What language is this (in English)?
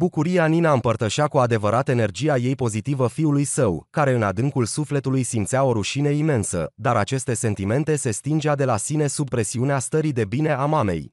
Romanian